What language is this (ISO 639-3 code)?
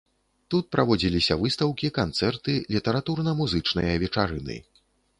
bel